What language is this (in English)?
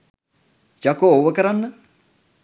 Sinhala